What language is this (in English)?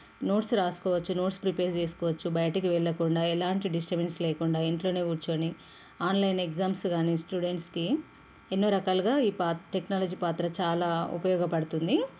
Telugu